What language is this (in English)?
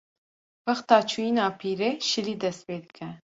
Kurdish